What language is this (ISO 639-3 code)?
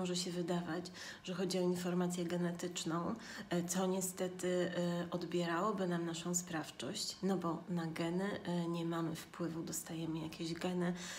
pol